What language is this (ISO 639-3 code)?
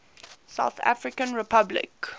eng